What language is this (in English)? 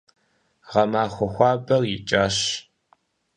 Kabardian